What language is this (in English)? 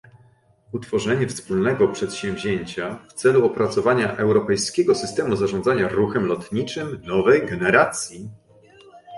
Polish